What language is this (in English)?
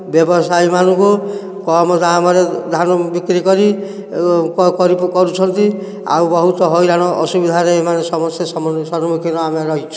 Odia